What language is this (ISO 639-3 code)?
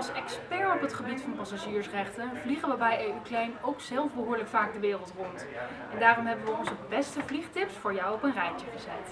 nld